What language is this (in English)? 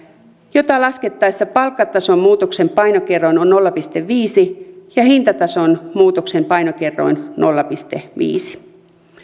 Finnish